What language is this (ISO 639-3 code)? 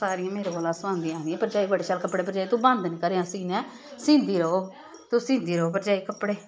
doi